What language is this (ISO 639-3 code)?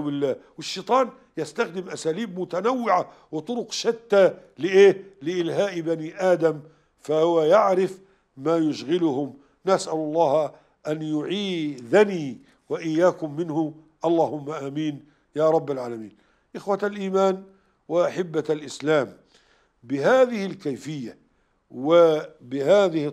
ara